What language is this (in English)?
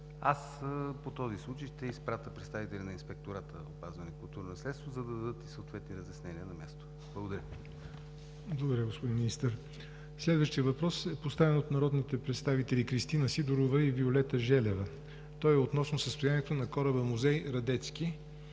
Bulgarian